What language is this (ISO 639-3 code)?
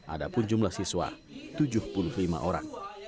ind